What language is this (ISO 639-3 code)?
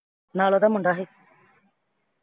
pan